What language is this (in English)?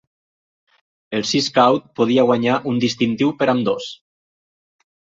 Catalan